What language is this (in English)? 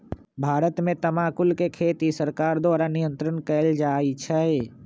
Magahi